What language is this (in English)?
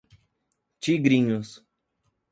Portuguese